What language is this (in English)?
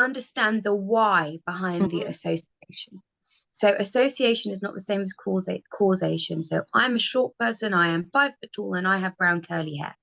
English